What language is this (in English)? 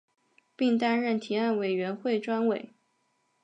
Chinese